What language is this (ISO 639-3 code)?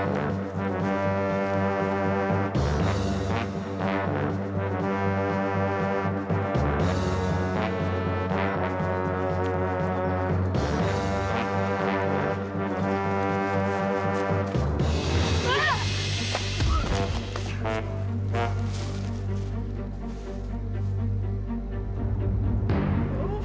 ind